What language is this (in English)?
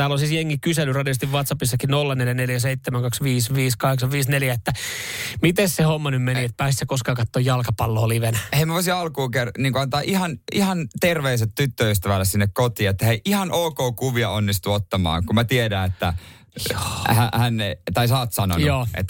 Finnish